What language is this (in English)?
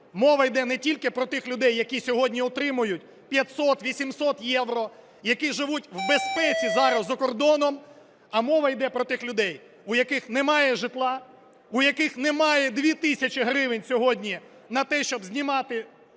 Ukrainian